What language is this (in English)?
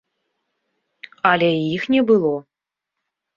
Belarusian